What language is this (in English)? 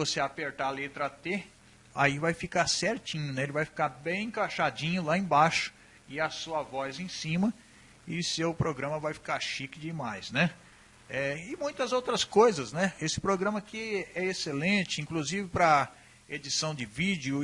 Portuguese